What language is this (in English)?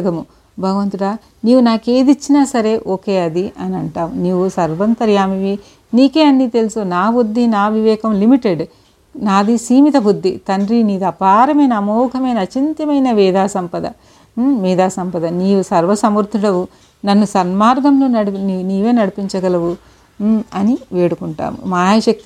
Telugu